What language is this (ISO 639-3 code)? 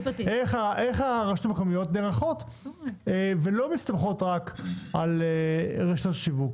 heb